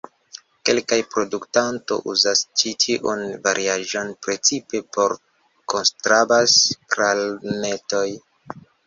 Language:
Esperanto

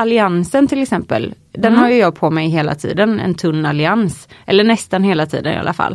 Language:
Swedish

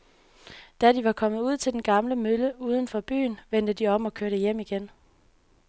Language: Danish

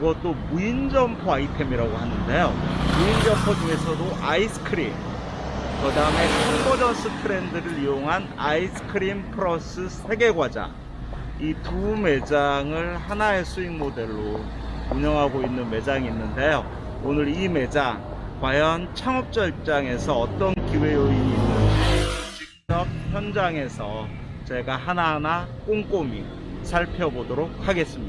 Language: Korean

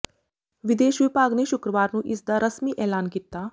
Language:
Punjabi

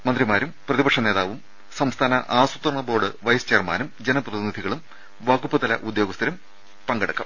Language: Malayalam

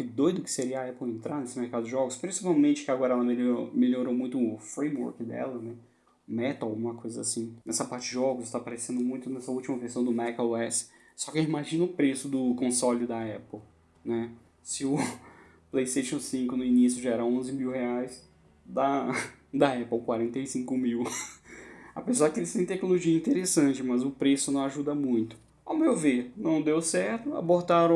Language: Portuguese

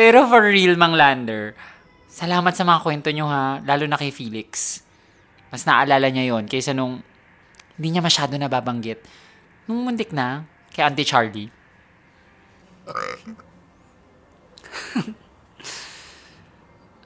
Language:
Filipino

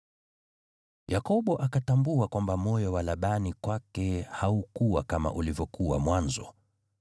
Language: Swahili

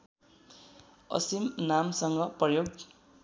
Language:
Nepali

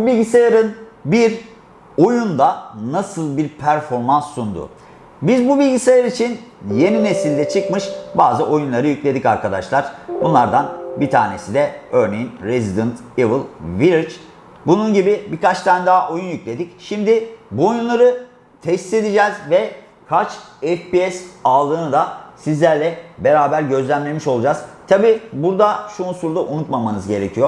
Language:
Turkish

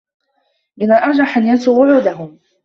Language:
Arabic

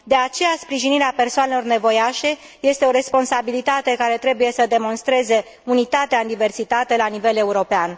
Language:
Romanian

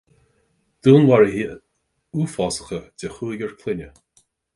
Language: Irish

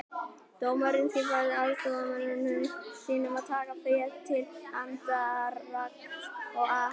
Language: Icelandic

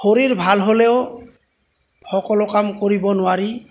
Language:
Assamese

